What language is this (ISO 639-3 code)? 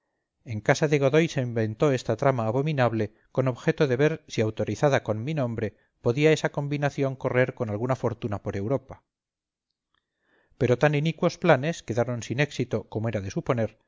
spa